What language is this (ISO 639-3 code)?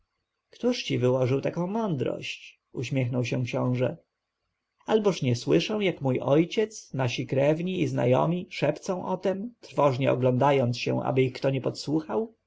pol